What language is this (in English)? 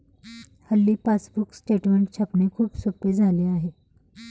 Marathi